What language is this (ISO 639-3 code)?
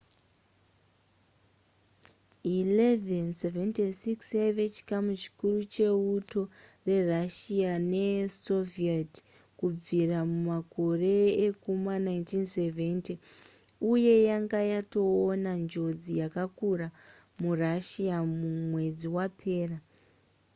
sna